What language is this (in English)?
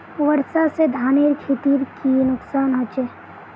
Magahi